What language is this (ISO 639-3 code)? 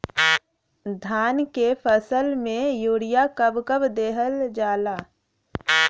bho